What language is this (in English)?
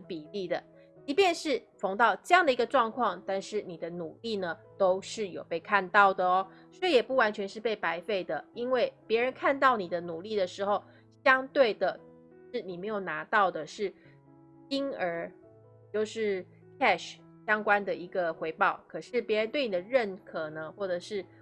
Chinese